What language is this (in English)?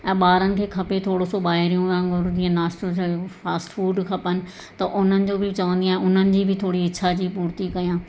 Sindhi